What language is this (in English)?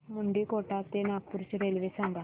Marathi